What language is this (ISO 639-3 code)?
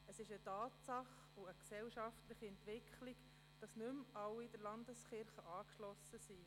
gsw